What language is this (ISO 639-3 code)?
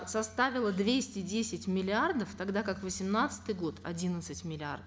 kaz